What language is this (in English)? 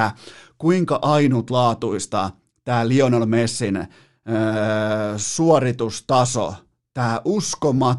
Finnish